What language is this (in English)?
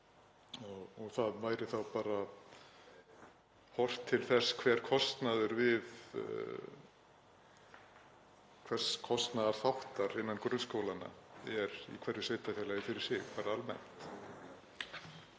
Icelandic